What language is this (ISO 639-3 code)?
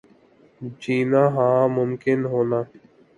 urd